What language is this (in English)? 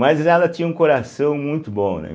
Portuguese